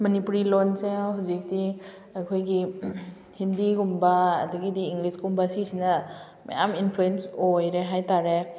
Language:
Manipuri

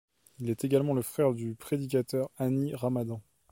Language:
French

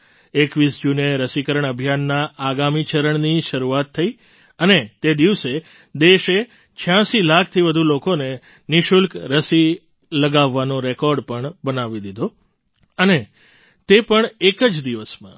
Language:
Gujarati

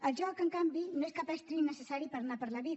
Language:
Catalan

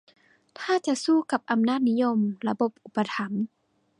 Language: Thai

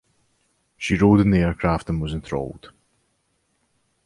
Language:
English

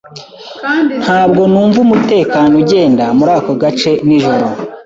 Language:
Kinyarwanda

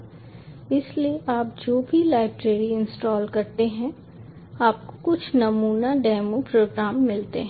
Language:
Hindi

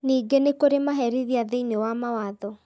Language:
Kikuyu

